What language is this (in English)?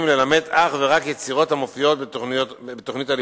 Hebrew